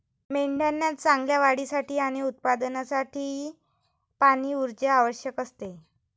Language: Marathi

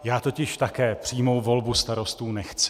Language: Czech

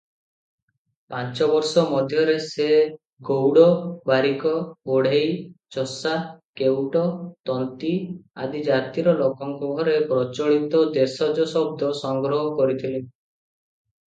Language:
Odia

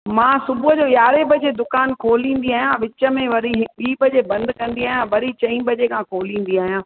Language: Sindhi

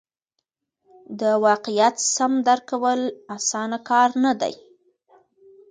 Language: Pashto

